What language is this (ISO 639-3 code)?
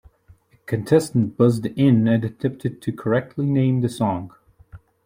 eng